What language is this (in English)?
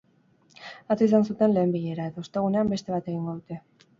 Basque